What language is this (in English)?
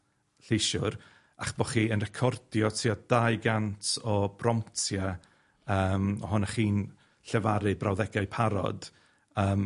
Welsh